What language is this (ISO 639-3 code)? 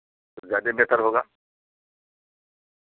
urd